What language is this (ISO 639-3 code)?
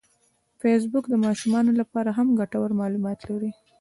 pus